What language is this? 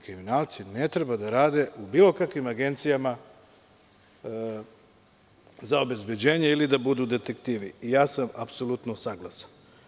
Serbian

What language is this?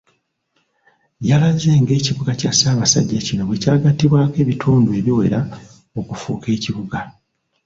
Ganda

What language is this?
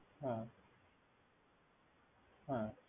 Bangla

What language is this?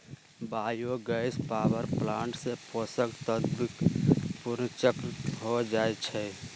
Magahi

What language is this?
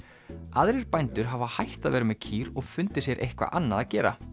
Icelandic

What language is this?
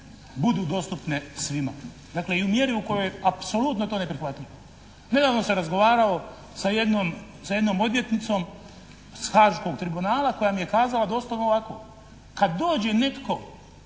Croatian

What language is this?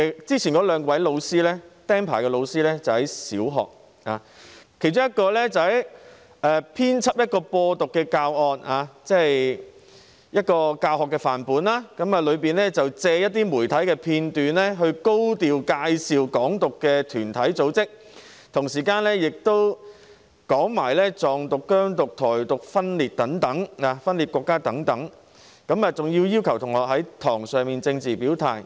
Cantonese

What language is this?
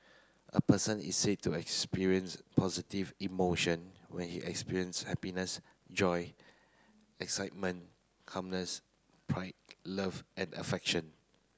English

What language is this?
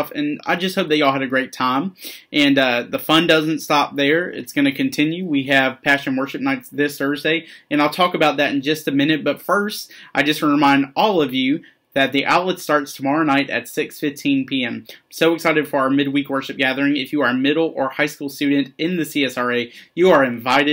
English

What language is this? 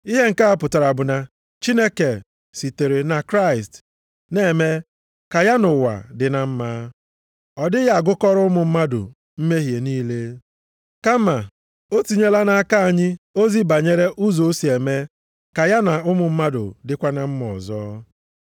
Igbo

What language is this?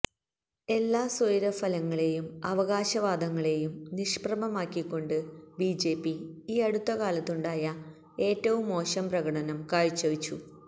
Malayalam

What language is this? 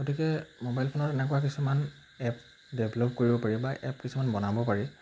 Assamese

